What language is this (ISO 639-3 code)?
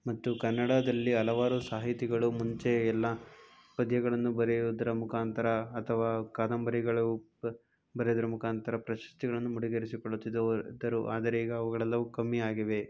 kan